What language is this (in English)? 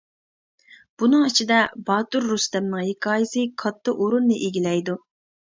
Uyghur